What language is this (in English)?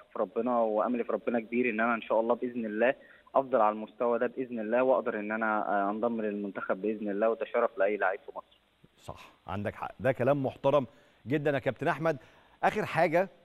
Arabic